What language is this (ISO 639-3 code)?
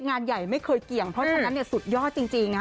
tha